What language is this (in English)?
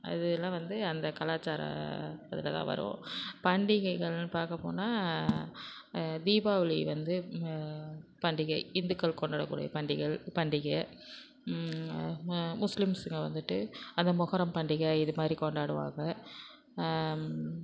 Tamil